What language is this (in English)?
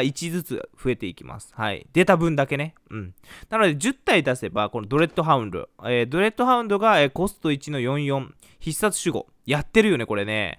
Japanese